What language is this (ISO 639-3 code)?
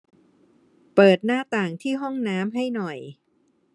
tha